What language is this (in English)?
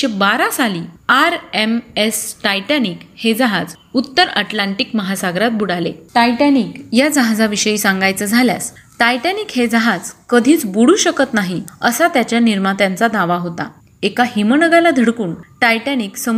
Marathi